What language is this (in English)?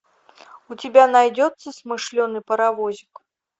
Russian